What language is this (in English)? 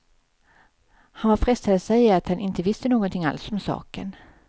Swedish